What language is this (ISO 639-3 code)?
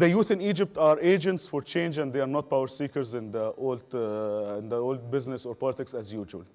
ara